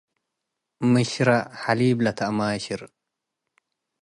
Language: Tigre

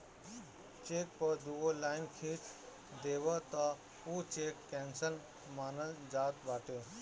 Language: Bhojpuri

